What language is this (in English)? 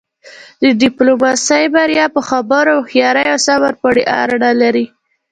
Pashto